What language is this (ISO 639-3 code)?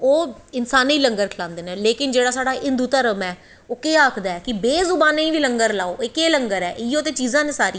doi